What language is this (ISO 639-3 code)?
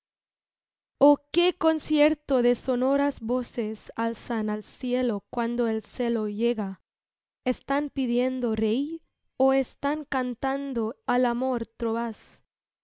spa